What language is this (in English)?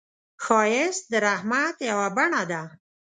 Pashto